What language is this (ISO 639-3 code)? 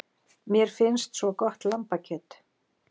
isl